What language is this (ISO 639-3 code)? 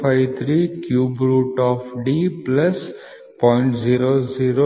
kan